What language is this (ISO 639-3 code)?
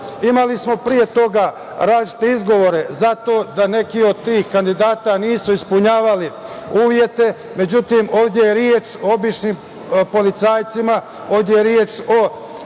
srp